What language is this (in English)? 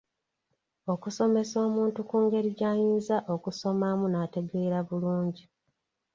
Ganda